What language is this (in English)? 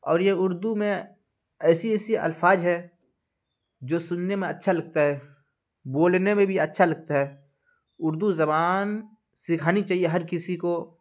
Urdu